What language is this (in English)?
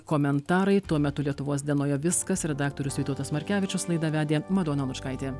Lithuanian